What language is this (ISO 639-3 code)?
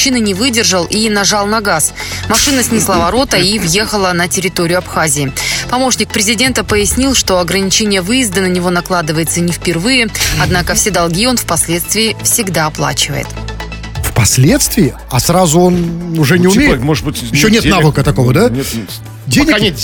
rus